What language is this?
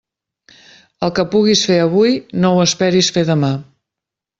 Catalan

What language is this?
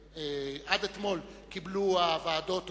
Hebrew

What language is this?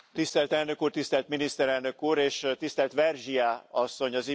Hungarian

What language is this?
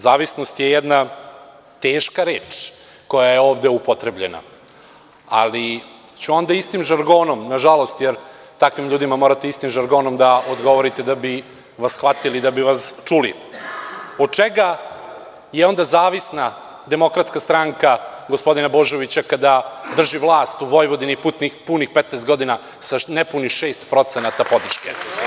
Serbian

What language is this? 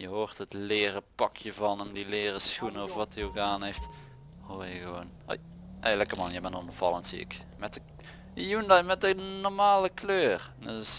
Dutch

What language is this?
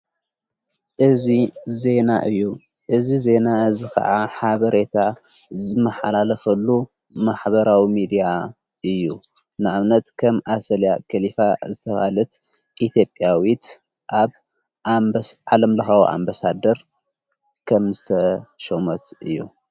Tigrinya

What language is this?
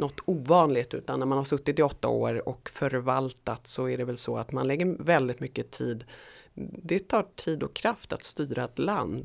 Swedish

